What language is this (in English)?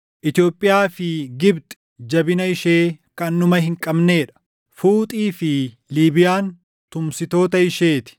Oromo